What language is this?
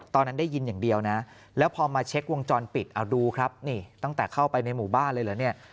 Thai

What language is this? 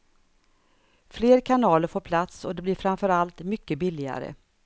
Swedish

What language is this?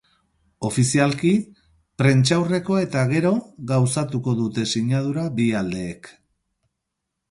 Basque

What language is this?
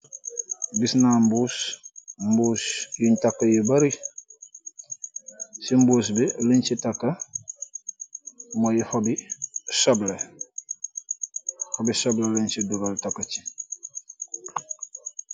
Wolof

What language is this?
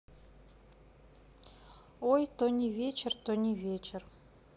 Russian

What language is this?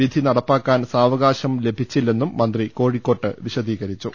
Malayalam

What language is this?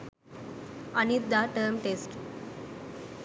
Sinhala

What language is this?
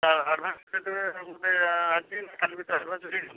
Odia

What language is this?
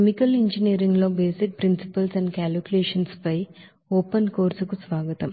Telugu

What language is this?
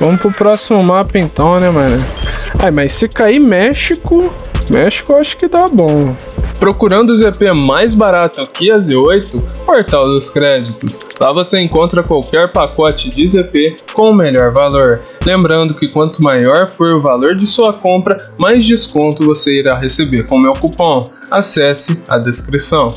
Portuguese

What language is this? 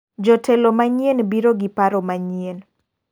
Luo (Kenya and Tanzania)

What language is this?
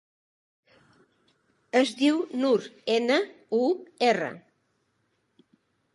Catalan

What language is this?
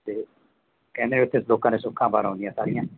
Punjabi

